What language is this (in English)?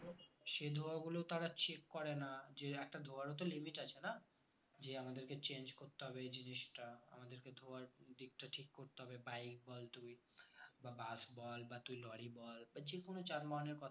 Bangla